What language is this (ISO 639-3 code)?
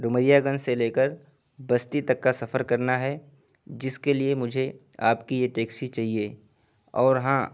urd